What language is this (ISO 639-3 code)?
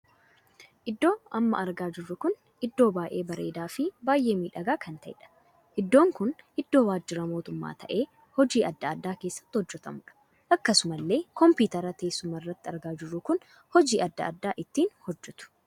orm